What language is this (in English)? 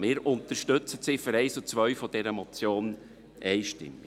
Swiss German